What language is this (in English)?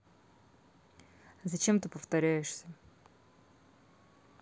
Russian